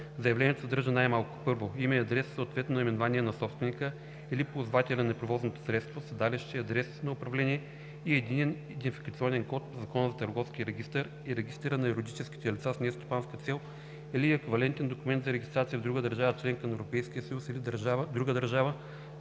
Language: Bulgarian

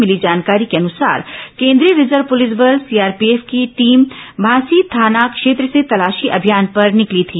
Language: Hindi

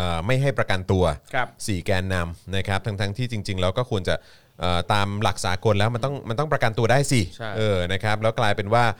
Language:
Thai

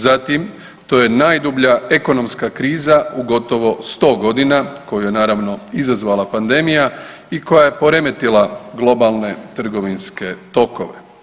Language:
Croatian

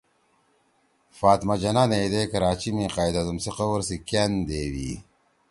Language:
Torwali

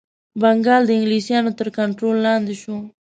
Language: Pashto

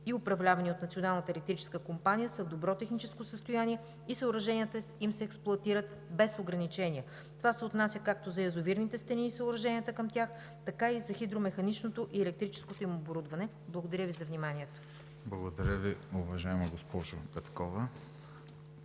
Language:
Bulgarian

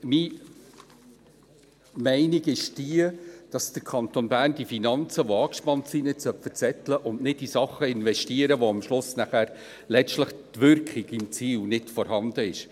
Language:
Swiss German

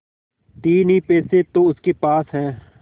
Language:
Hindi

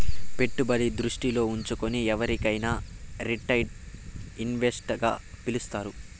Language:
Telugu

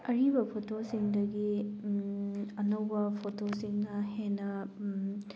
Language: Manipuri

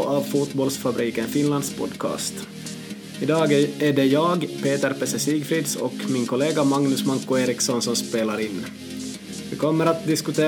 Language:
Swedish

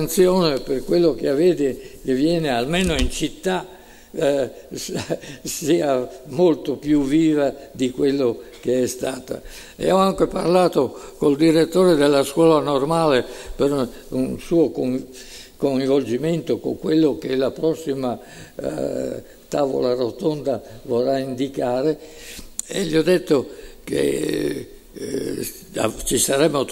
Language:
Italian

